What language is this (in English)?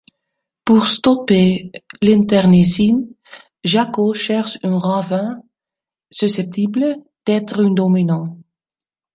French